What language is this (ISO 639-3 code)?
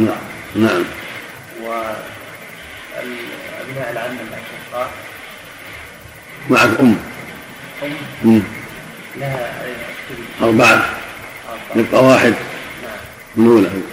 ara